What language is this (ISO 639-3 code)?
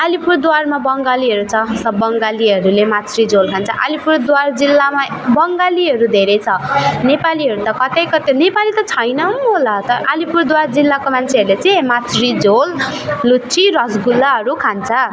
nep